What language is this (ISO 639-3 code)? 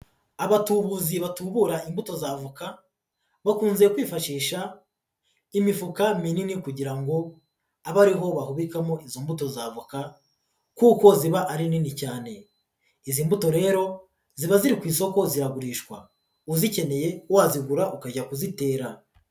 kin